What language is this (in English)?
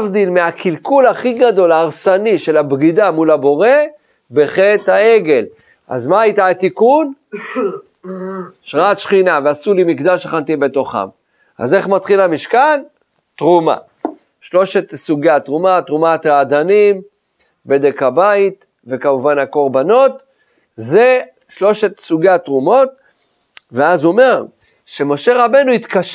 Hebrew